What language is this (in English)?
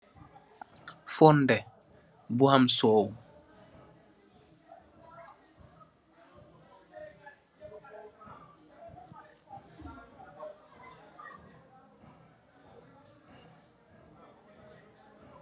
Wolof